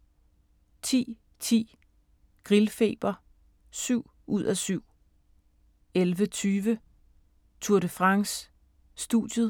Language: Danish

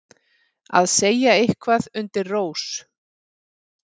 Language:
Icelandic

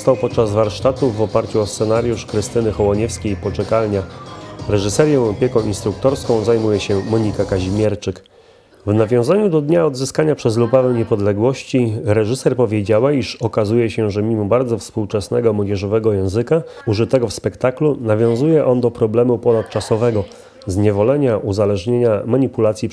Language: Polish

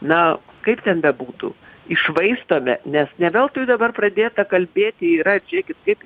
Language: Lithuanian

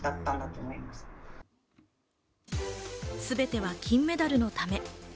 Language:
Japanese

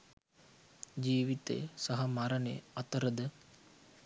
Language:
Sinhala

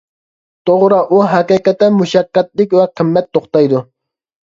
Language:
Uyghur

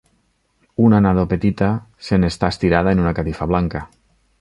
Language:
Catalan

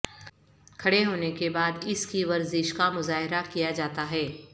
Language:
Urdu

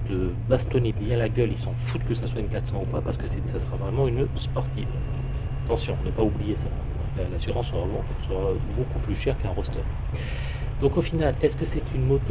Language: French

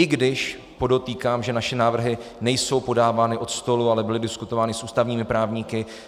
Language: Czech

